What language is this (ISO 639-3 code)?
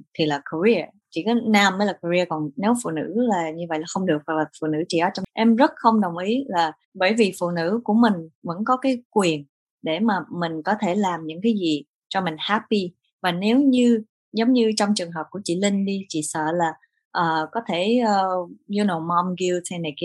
vie